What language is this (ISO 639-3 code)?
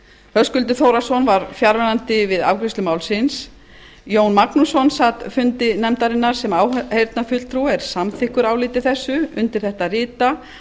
isl